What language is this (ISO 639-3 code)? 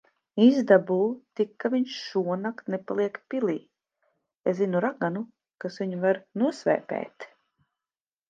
lav